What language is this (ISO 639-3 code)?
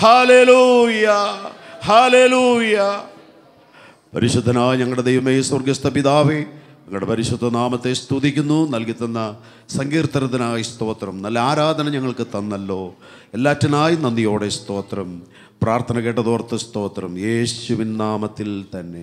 ara